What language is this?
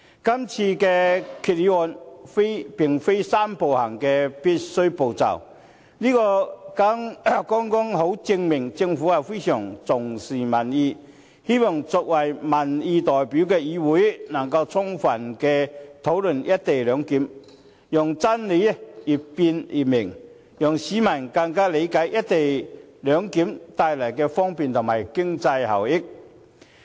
Cantonese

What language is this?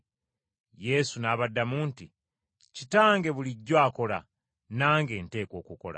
Ganda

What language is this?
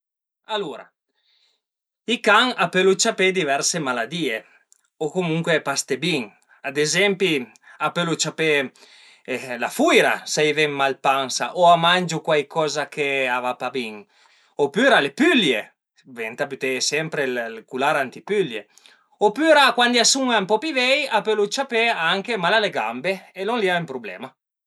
Piedmontese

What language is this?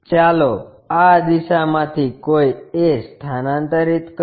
Gujarati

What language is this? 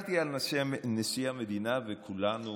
Hebrew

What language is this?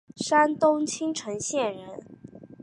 Chinese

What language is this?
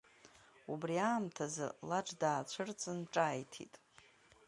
Abkhazian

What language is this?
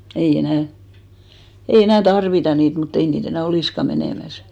Finnish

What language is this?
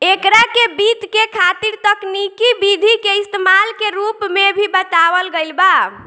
Bhojpuri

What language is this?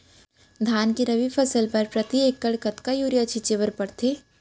Chhattisgarhi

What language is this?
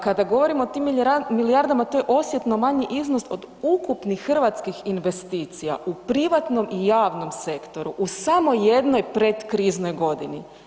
Croatian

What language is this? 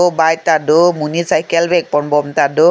Karbi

